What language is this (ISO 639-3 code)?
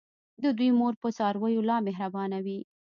pus